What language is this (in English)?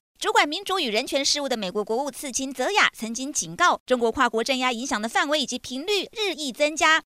Chinese